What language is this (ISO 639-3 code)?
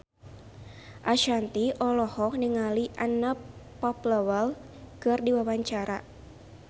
sun